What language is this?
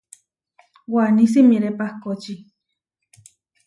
Huarijio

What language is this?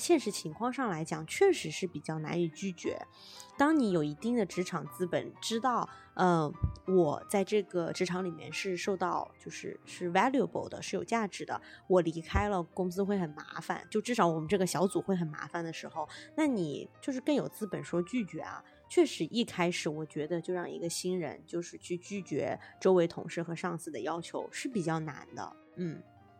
Chinese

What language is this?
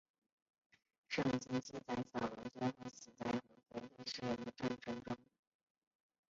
Chinese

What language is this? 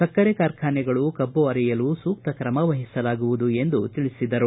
Kannada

